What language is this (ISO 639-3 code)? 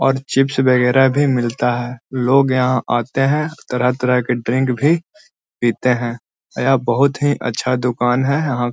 mag